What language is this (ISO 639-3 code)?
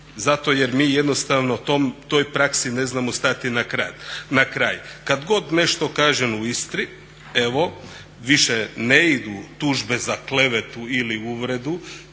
hrv